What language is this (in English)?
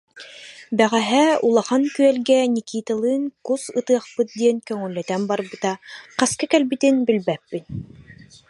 Yakut